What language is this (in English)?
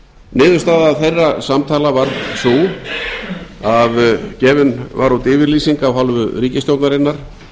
Icelandic